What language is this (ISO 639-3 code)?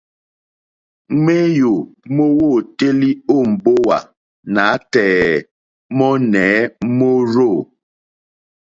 bri